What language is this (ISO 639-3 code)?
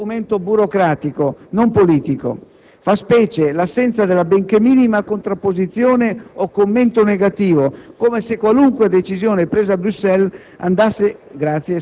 ita